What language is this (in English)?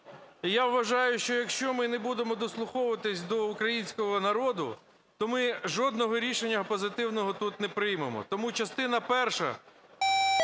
Ukrainian